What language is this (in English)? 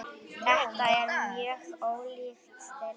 Icelandic